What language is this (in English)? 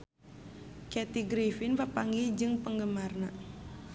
Sundanese